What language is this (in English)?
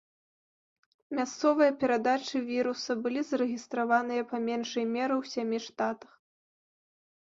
Belarusian